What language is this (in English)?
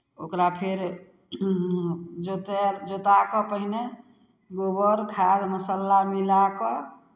Maithili